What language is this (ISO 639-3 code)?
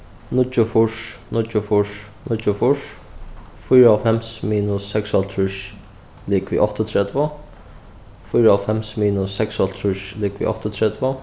fao